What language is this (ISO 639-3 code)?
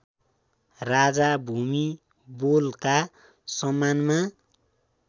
nep